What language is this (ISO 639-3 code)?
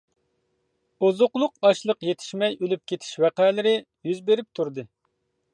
uig